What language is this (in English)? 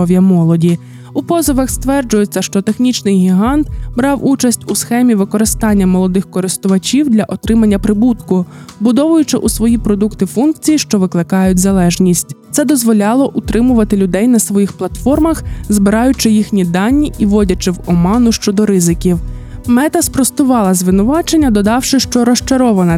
Ukrainian